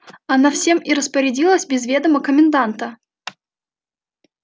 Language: Russian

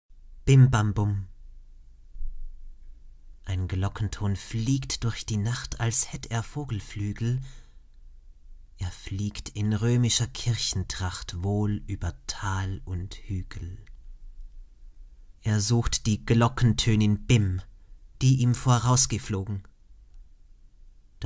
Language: German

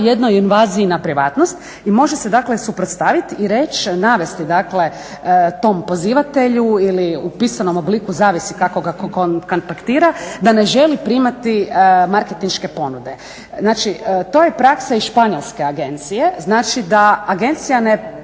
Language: Croatian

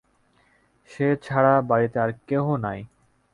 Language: Bangla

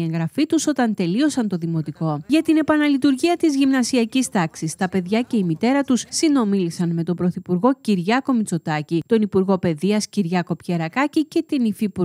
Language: Greek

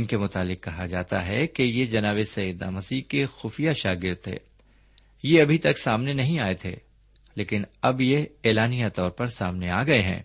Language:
Urdu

